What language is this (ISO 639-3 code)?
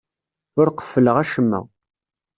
kab